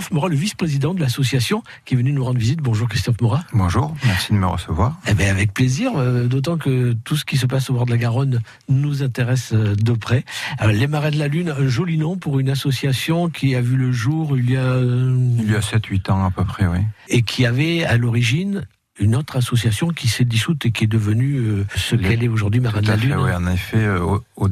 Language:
French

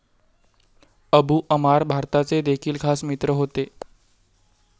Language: Marathi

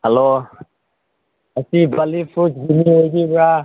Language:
Manipuri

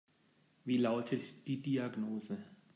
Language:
German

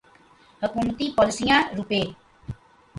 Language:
Urdu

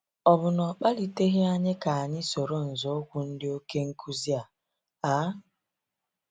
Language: Igbo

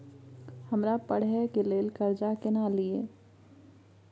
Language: Maithili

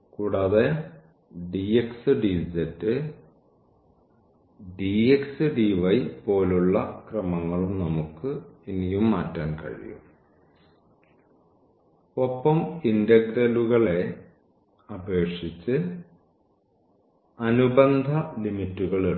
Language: Malayalam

